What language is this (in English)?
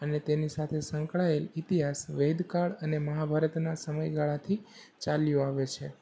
Gujarati